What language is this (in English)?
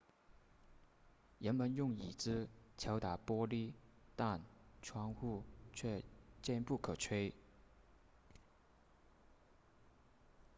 Chinese